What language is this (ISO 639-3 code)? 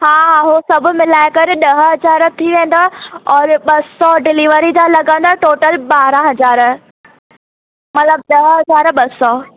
snd